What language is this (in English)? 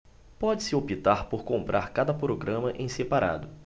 Portuguese